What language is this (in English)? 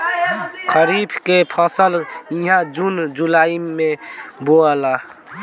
Bhojpuri